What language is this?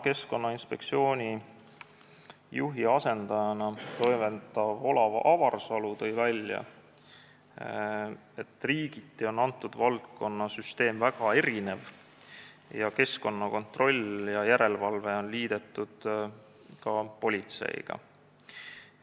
Estonian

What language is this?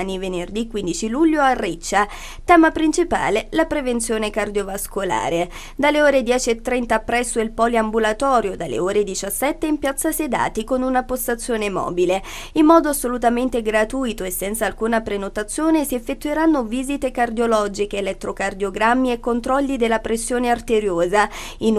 Italian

